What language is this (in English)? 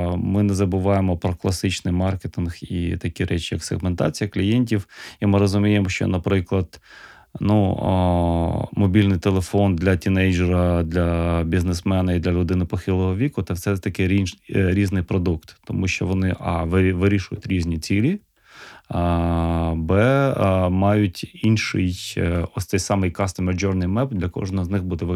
Ukrainian